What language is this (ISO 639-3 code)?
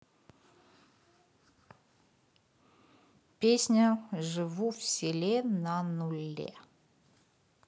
rus